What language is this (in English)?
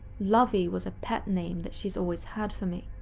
English